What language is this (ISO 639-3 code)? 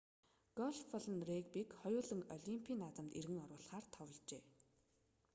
mon